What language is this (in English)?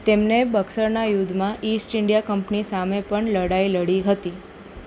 Gujarati